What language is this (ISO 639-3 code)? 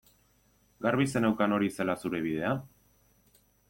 eus